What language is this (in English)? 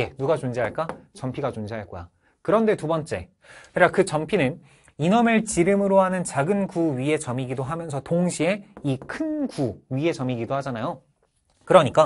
Korean